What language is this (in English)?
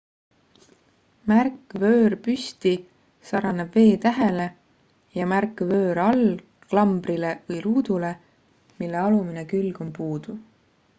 Estonian